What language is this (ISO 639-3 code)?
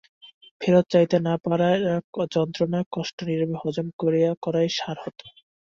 ben